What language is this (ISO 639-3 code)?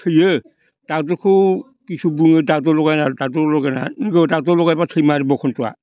brx